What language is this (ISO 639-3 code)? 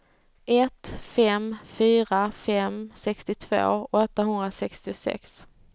swe